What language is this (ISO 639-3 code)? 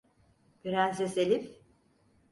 tur